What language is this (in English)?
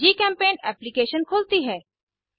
Hindi